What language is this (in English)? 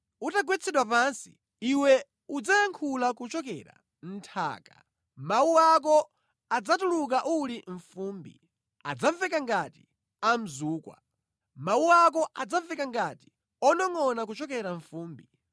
Nyanja